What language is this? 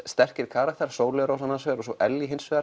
Icelandic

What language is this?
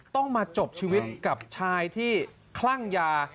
Thai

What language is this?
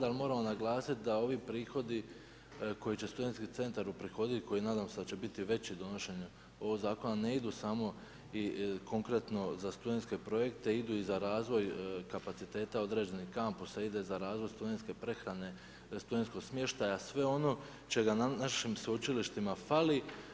Croatian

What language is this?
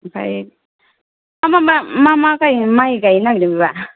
Bodo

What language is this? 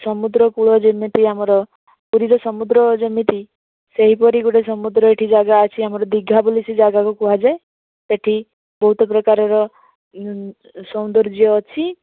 Odia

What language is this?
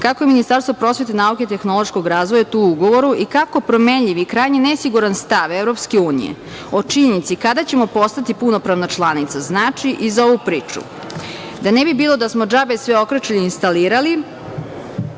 Serbian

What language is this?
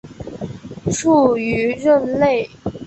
Chinese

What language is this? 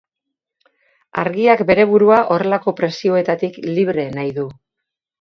Basque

